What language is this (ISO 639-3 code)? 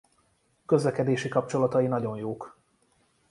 hun